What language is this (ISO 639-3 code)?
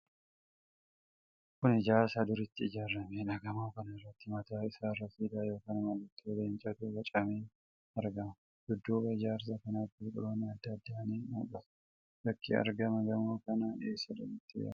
orm